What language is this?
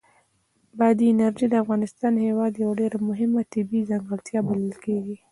Pashto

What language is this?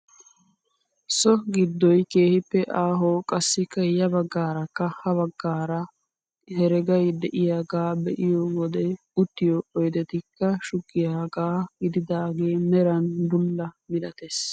Wolaytta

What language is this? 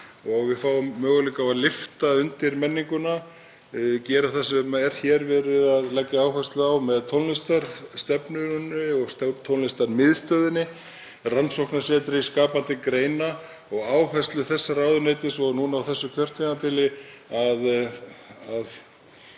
Icelandic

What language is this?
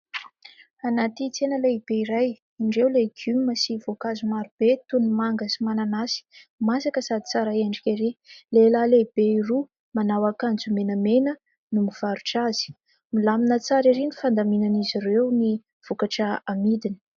Malagasy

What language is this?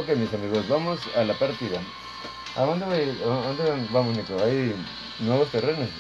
Spanish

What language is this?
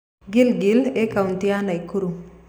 Kikuyu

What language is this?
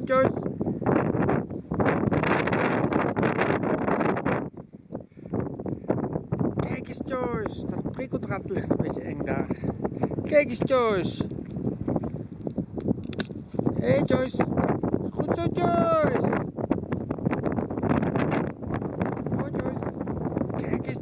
Dutch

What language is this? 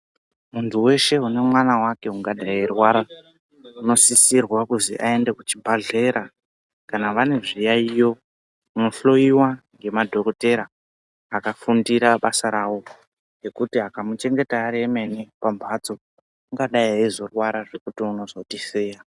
Ndau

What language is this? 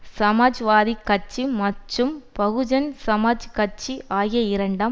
Tamil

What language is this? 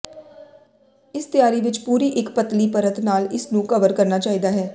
Punjabi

